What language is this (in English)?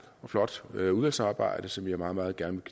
Danish